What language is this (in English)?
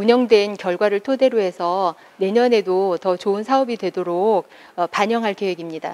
Korean